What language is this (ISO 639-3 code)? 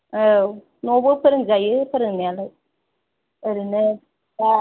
brx